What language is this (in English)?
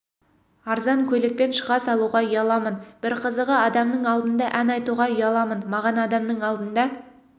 Kazakh